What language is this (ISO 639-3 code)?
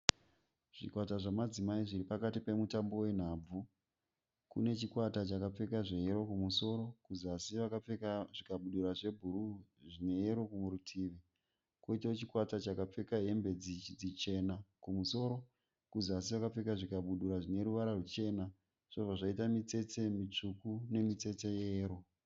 sna